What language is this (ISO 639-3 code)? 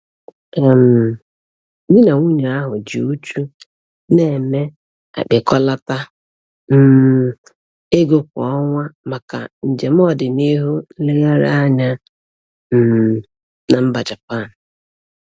ibo